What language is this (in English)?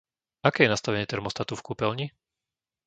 Slovak